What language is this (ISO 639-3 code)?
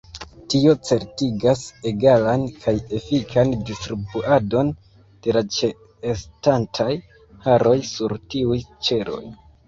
epo